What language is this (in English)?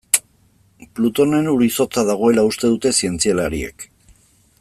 Basque